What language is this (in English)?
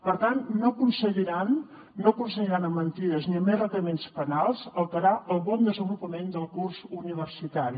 Catalan